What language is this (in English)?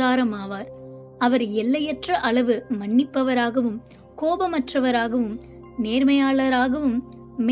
Tamil